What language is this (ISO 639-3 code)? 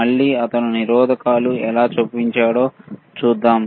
tel